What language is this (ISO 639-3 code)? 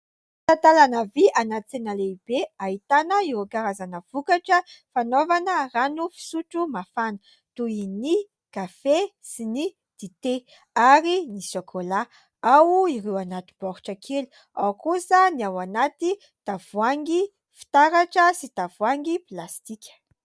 mlg